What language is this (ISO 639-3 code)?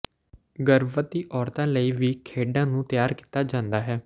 pan